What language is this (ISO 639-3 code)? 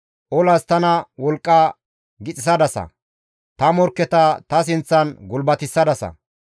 gmv